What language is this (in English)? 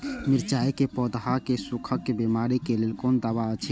Maithili